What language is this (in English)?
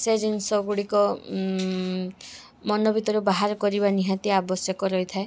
Odia